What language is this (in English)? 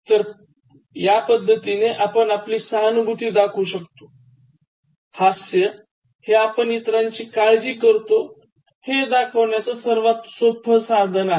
Marathi